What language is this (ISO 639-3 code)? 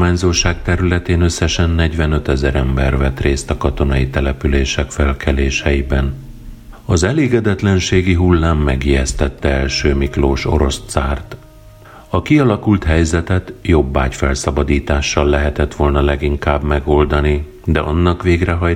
hun